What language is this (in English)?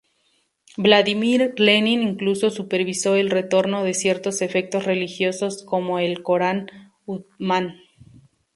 Spanish